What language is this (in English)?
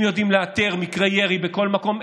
Hebrew